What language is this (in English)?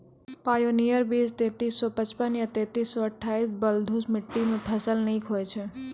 Maithili